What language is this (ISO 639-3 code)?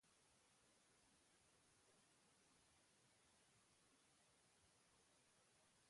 eus